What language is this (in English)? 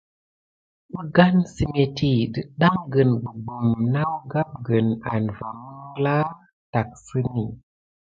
Gidar